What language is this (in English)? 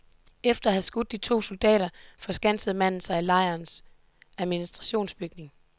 Danish